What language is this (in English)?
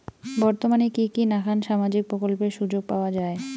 Bangla